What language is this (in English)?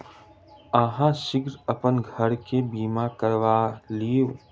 Maithili